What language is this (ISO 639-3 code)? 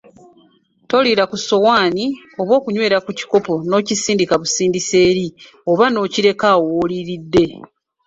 lug